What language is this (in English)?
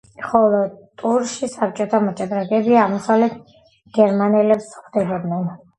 Georgian